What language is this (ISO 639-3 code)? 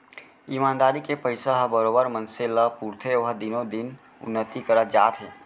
hne